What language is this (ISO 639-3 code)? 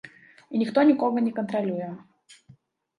bel